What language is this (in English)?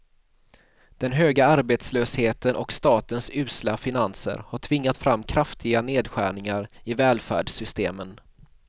Swedish